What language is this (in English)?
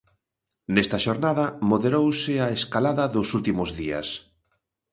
Galician